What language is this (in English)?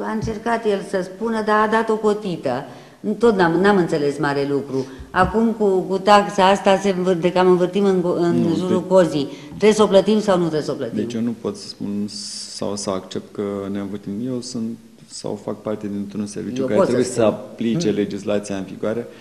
Romanian